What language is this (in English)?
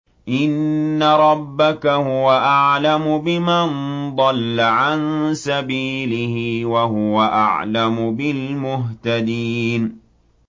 Arabic